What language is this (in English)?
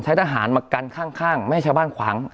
Thai